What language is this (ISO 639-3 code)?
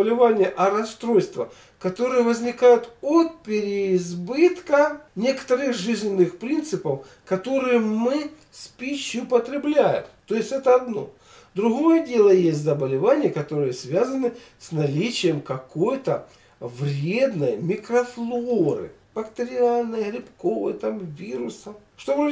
rus